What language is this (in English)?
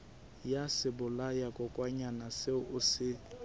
Southern Sotho